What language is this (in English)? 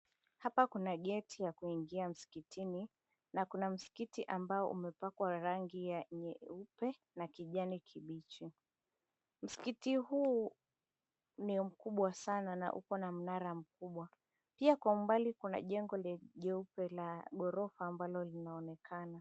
Swahili